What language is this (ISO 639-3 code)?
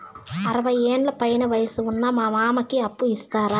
tel